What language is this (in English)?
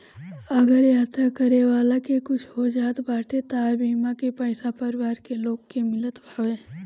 Bhojpuri